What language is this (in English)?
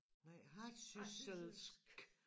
Danish